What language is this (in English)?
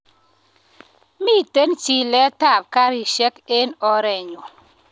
Kalenjin